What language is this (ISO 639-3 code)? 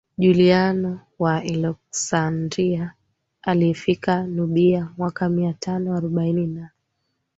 swa